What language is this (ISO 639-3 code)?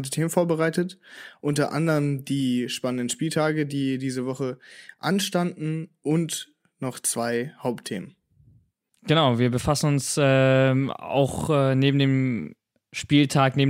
deu